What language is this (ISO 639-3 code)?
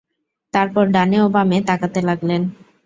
ben